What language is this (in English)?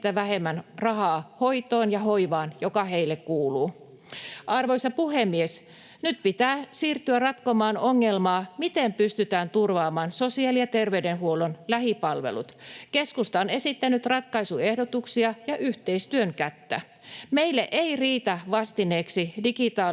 Finnish